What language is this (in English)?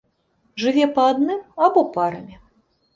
Belarusian